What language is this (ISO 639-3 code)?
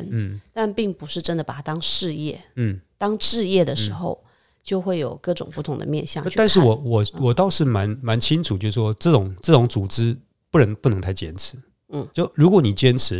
zho